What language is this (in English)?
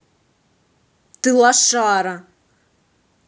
Russian